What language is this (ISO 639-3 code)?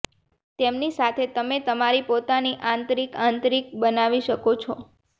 guj